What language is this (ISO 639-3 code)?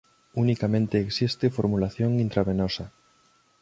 glg